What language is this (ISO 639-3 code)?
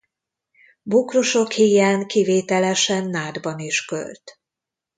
hun